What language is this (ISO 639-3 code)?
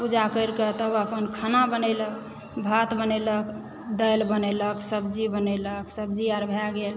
mai